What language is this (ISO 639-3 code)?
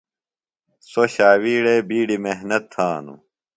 phl